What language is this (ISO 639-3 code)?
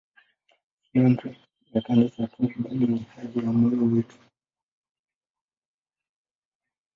swa